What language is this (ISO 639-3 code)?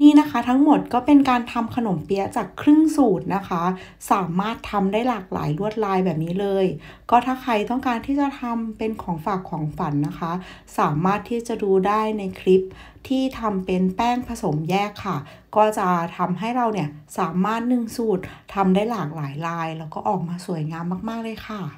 tha